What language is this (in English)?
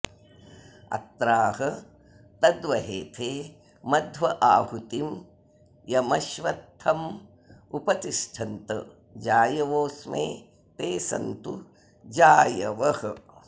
Sanskrit